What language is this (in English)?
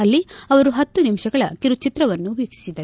Kannada